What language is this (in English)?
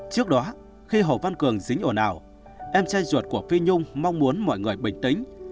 Vietnamese